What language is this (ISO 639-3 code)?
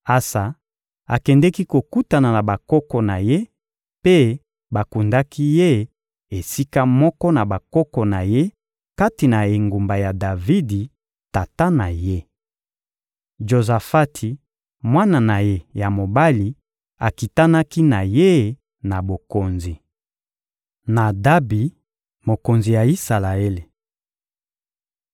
lin